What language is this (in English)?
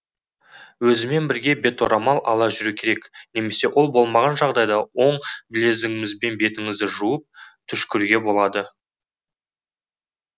Kazakh